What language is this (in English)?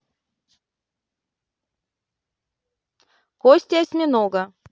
Russian